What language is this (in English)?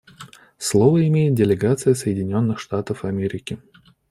Russian